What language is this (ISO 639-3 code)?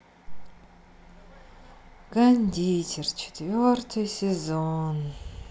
rus